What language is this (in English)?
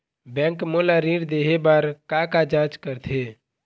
Chhattisgarhi